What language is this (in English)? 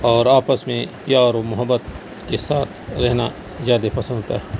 Urdu